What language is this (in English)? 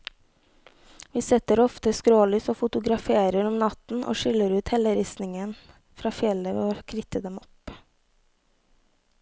Norwegian